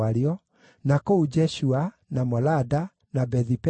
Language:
Kikuyu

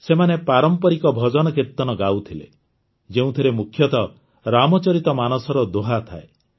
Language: Odia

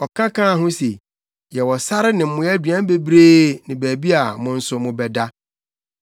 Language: Akan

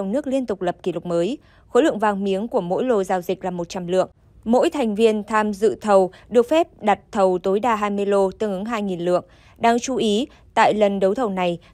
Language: Vietnamese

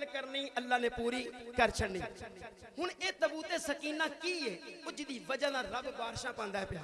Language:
Urdu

